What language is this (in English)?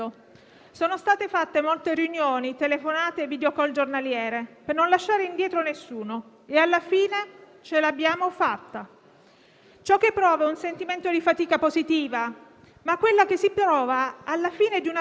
Italian